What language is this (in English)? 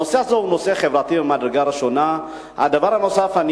Hebrew